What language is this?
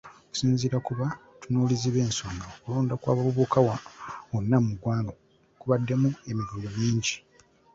Ganda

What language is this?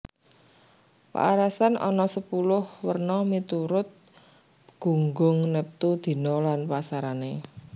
Javanese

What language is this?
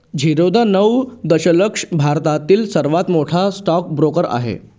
Marathi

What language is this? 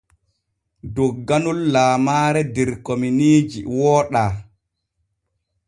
Borgu Fulfulde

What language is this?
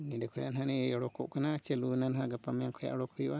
Santali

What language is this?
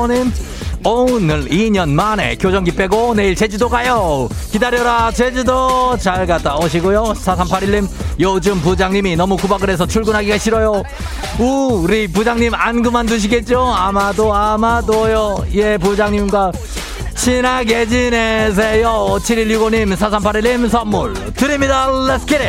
Korean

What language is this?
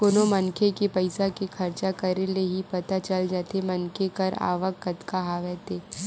Chhattisgarhi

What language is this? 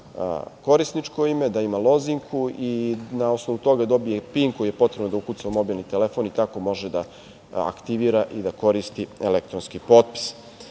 Serbian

